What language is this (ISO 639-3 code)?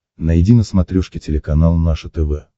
rus